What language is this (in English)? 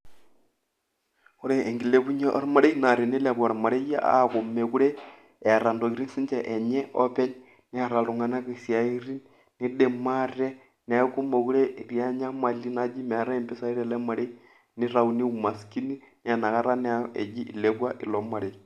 Masai